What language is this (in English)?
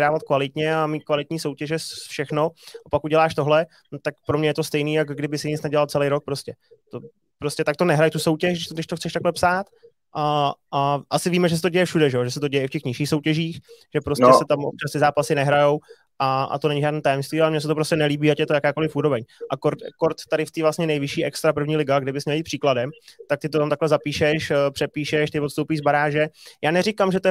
Czech